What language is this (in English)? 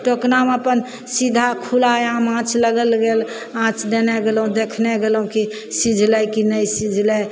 Maithili